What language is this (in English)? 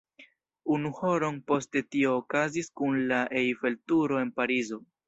Esperanto